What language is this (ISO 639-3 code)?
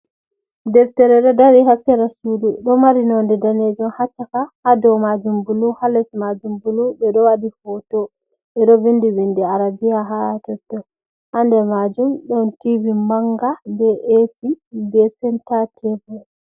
ful